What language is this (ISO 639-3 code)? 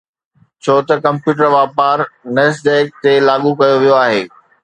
snd